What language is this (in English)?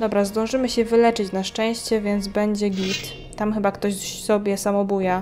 Polish